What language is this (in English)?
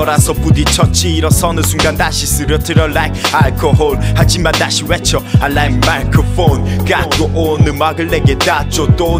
Korean